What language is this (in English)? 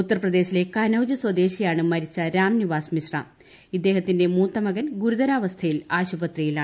Malayalam